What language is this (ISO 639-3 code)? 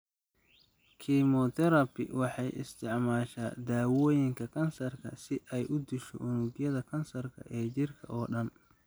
som